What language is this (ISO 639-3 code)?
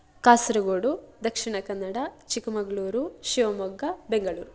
san